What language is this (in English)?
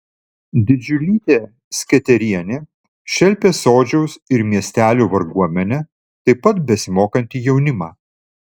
Lithuanian